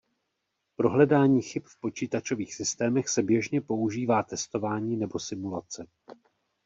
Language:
Czech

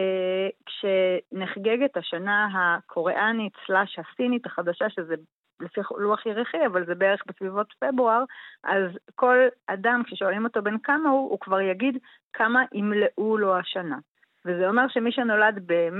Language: Hebrew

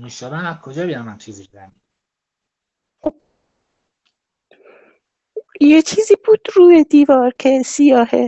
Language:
Persian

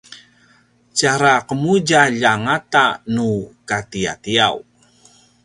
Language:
Paiwan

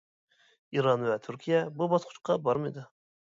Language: Uyghur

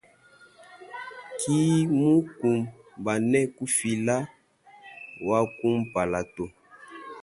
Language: Luba-Lulua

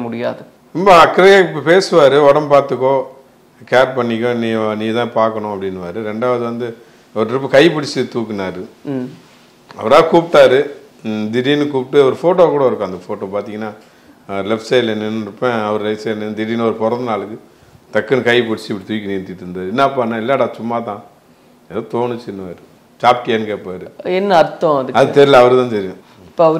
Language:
Romanian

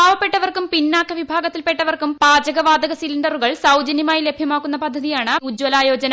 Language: Malayalam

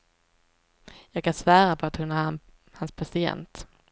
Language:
Swedish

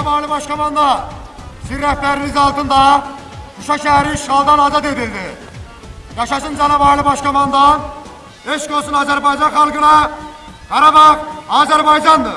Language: Turkish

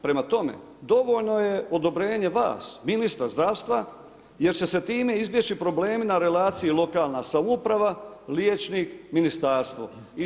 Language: Croatian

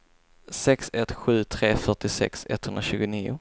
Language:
Swedish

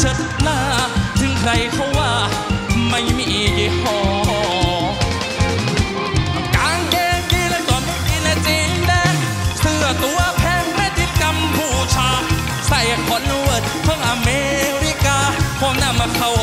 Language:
Thai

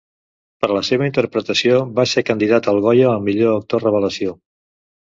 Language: Catalan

